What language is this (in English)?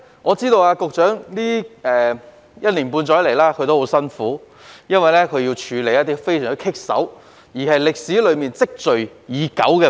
Cantonese